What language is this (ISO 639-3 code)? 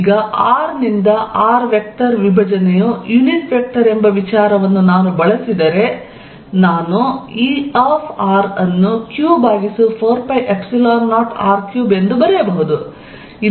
kan